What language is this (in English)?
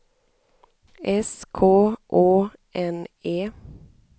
Swedish